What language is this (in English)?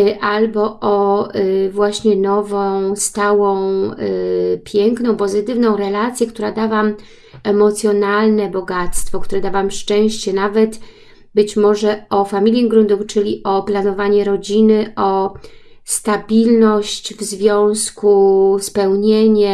Polish